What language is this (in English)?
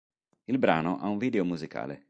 Italian